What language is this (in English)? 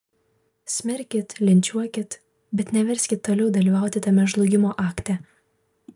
Lithuanian